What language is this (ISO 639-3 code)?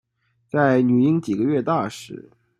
zho